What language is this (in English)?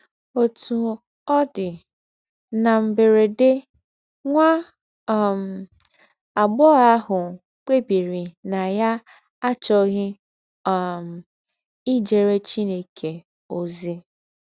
Igbo